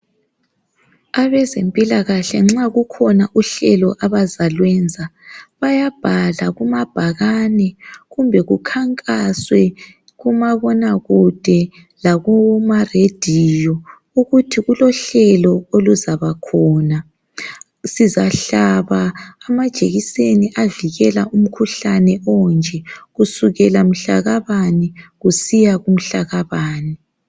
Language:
North Ndebele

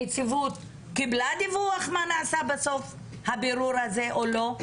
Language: Hebrew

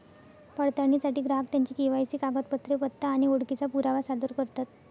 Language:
Marathi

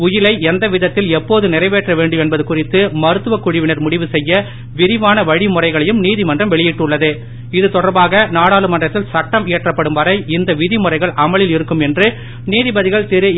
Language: Tamil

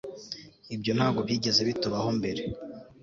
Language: Kinyarwanda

